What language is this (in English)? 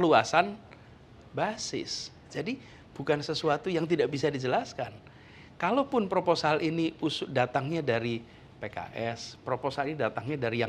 Indonesian